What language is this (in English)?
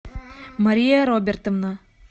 Russian